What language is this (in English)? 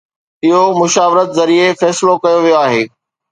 Sindhi